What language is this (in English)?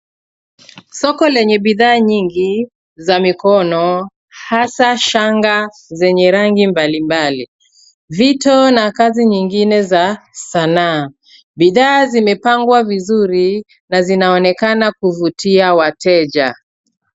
Swahili